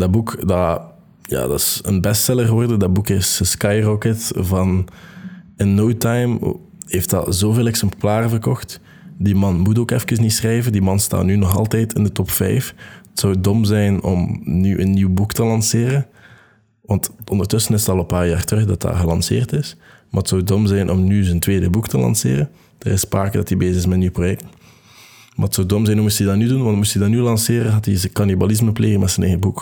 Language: Dutch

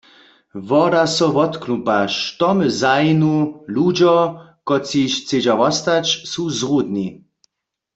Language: Upper Sorbian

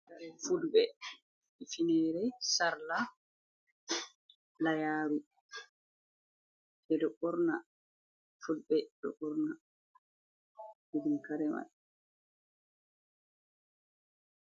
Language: Fula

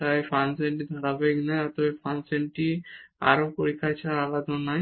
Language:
Bangla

